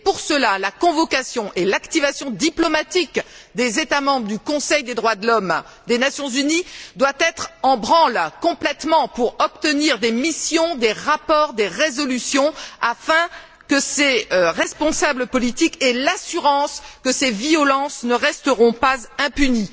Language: French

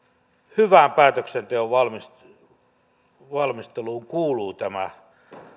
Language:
Finnish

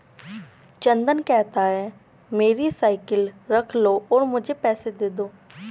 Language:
Hindi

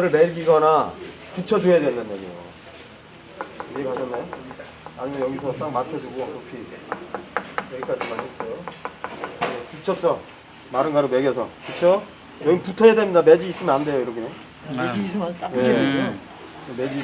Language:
Korean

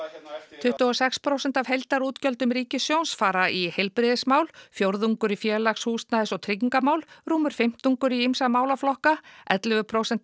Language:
Icelandic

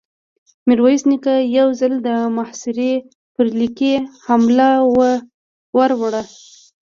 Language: Pashto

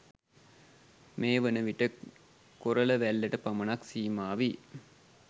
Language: Sinhala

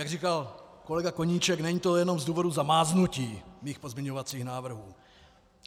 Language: Czech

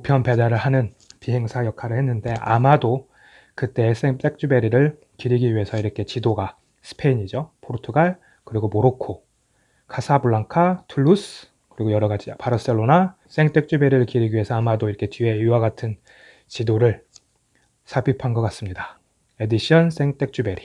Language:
Korean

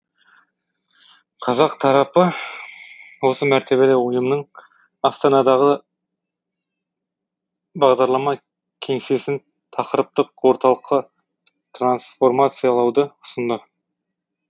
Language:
Kazakh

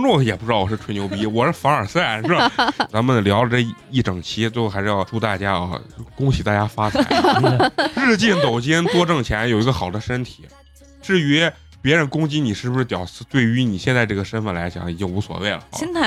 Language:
Chinese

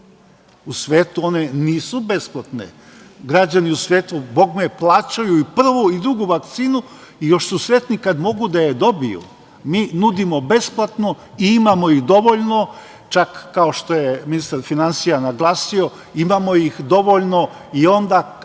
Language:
Serbian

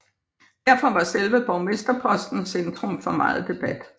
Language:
Danish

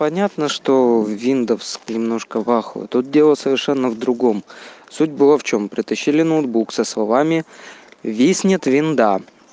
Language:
Russian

